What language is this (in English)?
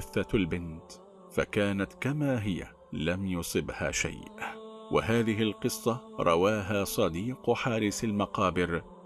Arabic